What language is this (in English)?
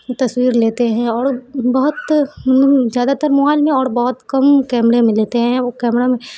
Urdu